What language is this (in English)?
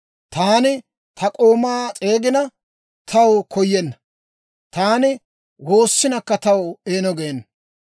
Dawro